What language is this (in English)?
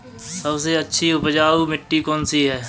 Hindi